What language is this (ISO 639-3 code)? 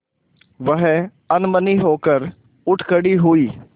hin